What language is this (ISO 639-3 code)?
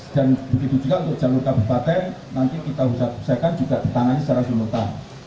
ind